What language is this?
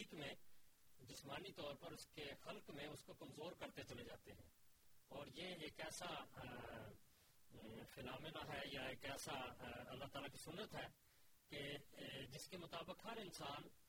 Urdu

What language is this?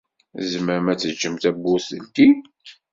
Kabyle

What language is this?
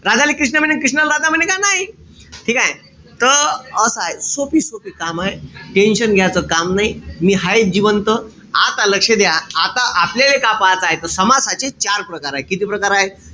Marathi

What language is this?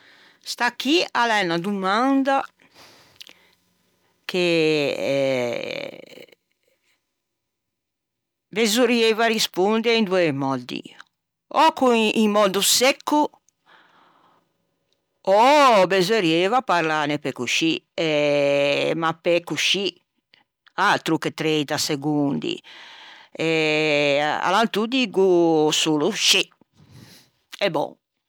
Ligurian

